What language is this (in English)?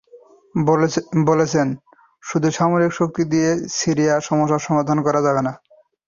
Bangla